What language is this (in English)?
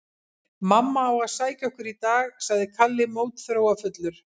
Icelandic